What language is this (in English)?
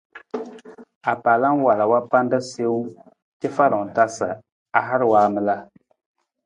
Nawdm